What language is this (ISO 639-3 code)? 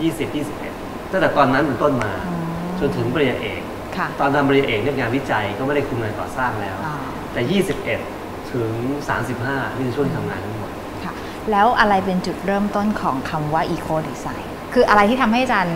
tha